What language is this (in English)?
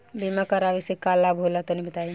Bhojpuri